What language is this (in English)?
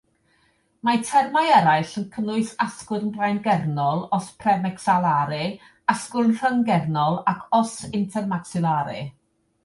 Welsh